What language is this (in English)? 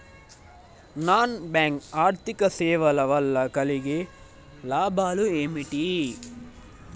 Telugu